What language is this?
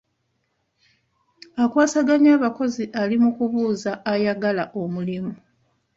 Ganda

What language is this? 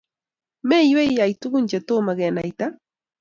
Kalenjin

